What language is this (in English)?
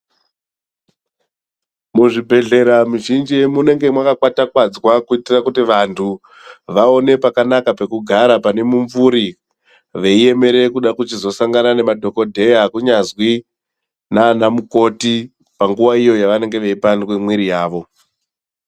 Ndau